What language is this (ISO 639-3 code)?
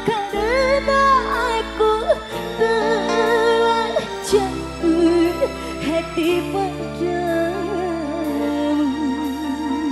ind